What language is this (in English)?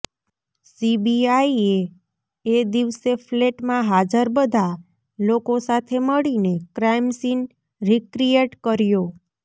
Gujarati